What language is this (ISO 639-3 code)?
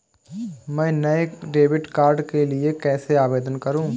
hin